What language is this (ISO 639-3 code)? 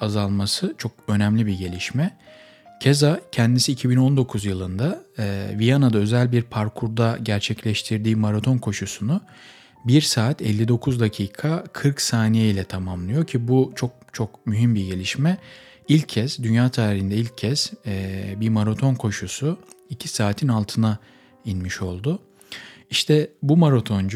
tur